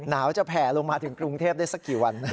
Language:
Thai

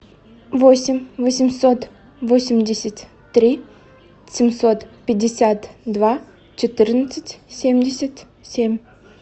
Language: Russian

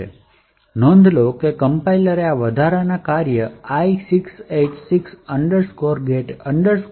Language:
Gujarati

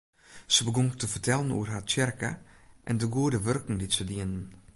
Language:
Western Frisian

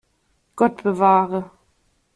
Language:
German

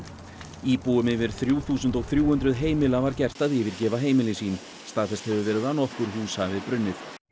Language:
Icelandic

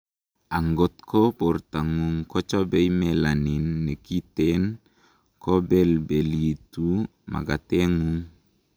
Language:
Kalenjin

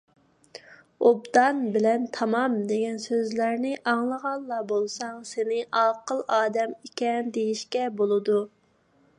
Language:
Uyghur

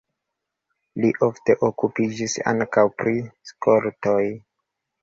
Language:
Esperanto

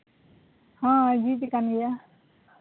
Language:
Santali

